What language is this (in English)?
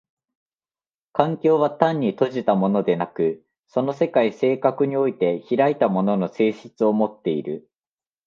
Japanese